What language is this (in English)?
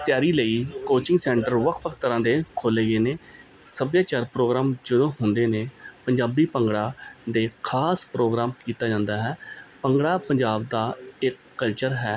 Punjabi